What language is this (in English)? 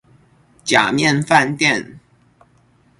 Chinese